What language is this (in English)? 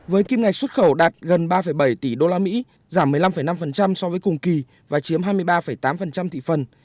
Vietnamese